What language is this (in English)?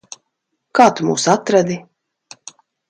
Latvian